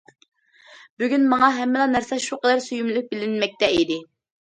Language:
Uyghur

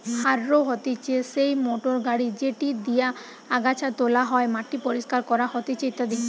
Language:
Bangla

